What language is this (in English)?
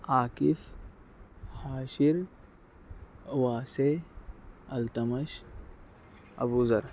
Urdu